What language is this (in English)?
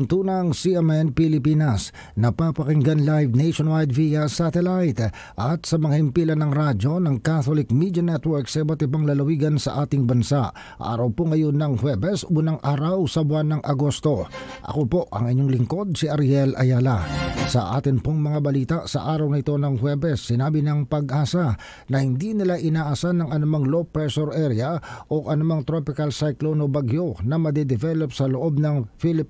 Filipino